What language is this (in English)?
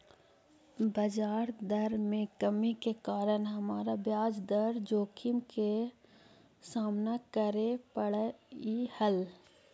Magahi